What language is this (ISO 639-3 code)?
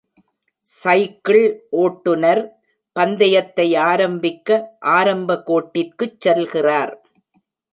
tam